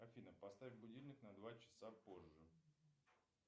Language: Russian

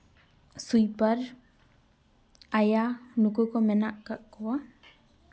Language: Santali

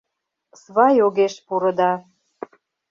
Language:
Mari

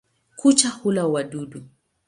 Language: Swahili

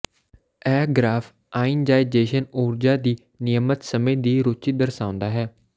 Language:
Punjabi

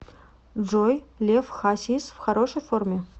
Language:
Russian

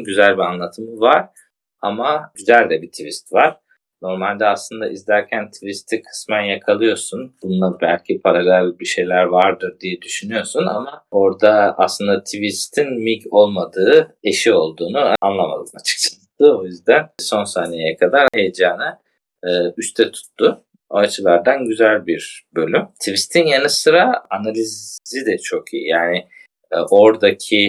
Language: Turkish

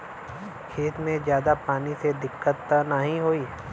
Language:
Bhojpuri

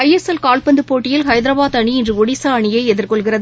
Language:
Tamil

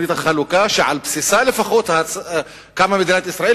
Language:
Hebrew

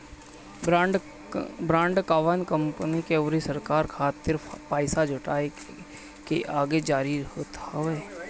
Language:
Bhojpuri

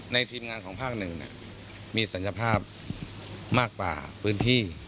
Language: Thai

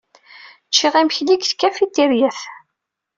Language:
Kabyle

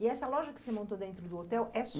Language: Portuguese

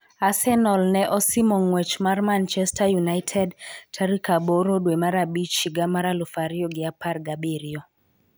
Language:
Luo (Kenya and Tanzania)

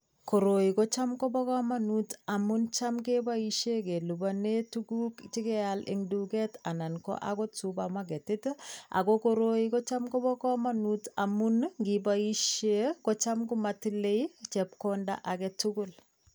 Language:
Kalenjin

